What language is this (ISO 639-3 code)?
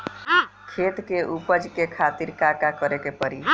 bho